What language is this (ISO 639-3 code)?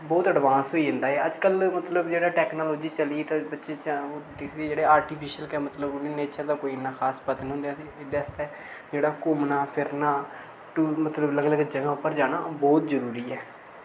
doi